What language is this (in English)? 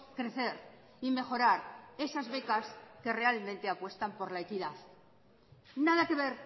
Spanish